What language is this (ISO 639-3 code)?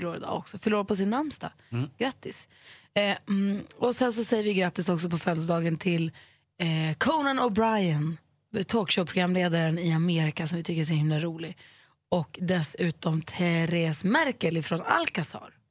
swe